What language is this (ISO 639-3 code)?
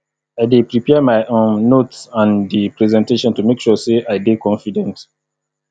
pcm